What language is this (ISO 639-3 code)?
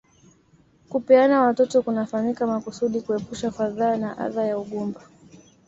swa